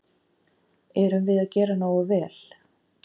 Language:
Icelandic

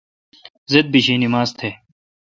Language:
Kalkoti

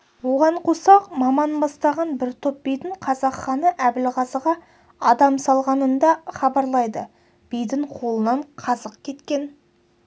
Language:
Kazakh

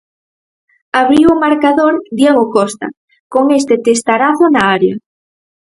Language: Galician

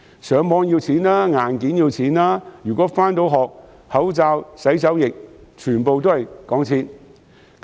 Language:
Cantonese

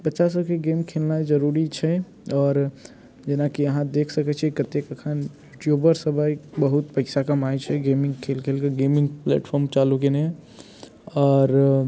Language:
Maithili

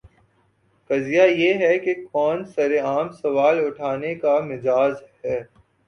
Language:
Urdu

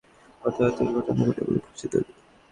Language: Bangla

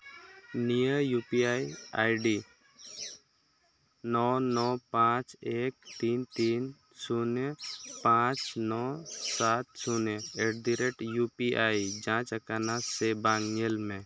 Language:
Santali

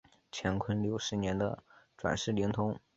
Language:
Chinese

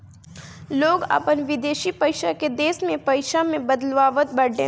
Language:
Bhojpuri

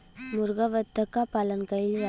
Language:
Bhojpuri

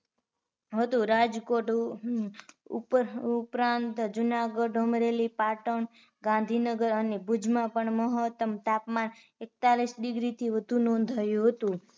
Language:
Gujarati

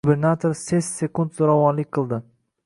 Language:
Uzbek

